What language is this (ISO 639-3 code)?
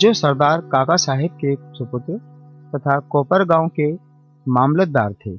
hin